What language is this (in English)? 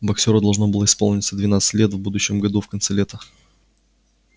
Russian